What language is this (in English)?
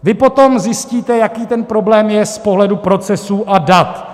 Czech